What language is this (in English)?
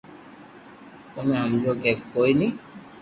Loarki